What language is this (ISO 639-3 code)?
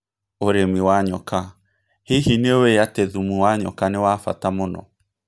kik